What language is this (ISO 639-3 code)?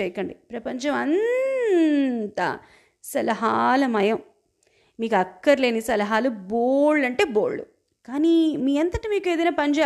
tel